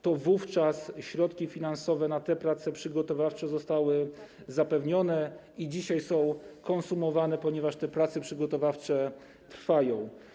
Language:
Polish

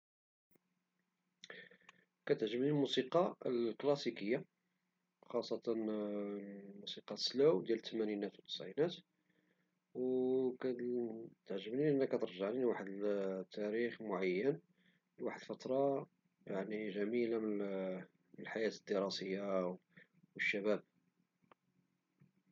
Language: Moroccan Arabic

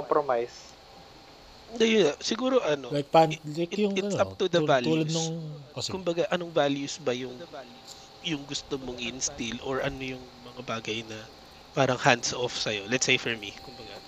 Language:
Filipino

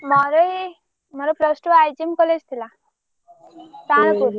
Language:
Odia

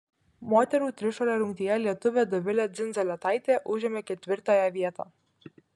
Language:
Lithuanian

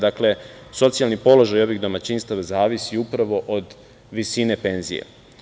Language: Serbian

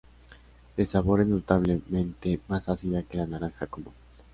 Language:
Spanish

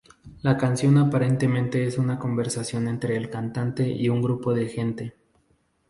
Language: Spanish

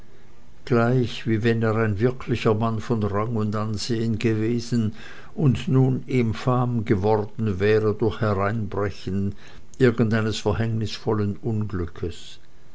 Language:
German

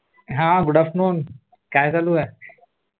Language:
Marathi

